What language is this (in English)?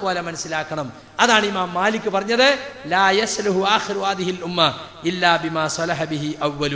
Arabic